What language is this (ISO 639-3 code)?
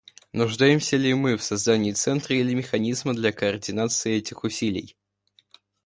rus